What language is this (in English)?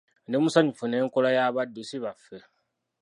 Ganda